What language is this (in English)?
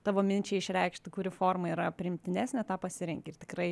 Lithuanian